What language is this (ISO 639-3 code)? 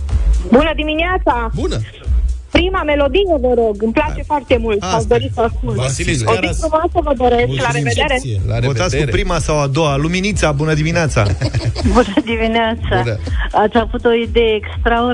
ron